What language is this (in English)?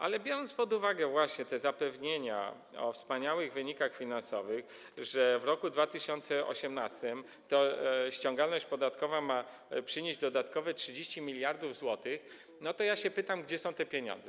Polish